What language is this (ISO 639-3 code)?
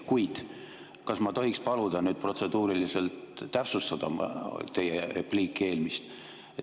est